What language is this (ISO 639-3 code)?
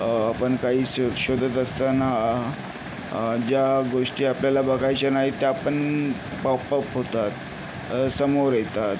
mar